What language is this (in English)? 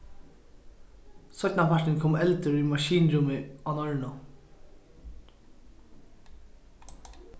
Faroese